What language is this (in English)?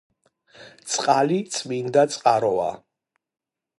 Georgian